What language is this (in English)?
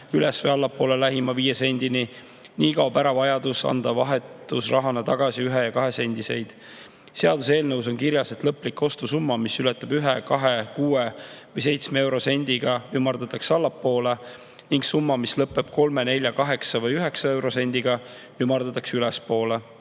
Estonian